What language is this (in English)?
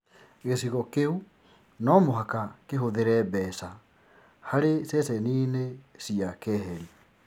Kikuyu